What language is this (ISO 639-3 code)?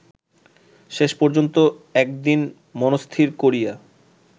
ben